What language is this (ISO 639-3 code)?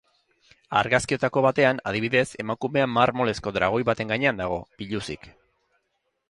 eus